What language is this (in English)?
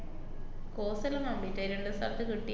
Malayalam